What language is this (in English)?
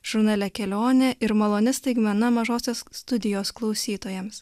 Lithuanian